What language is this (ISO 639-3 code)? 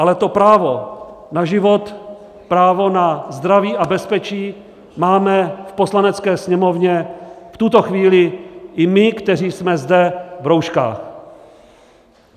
ces